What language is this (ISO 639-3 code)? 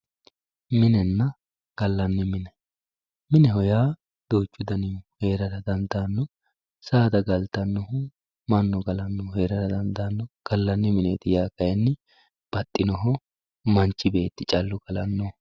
sid